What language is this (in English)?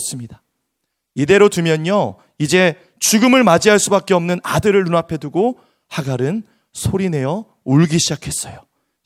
Korean